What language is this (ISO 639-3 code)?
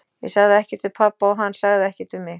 isl